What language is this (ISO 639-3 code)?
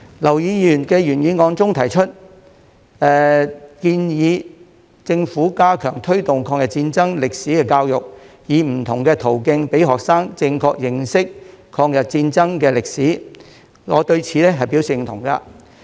yue